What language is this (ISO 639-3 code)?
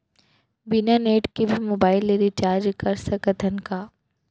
hne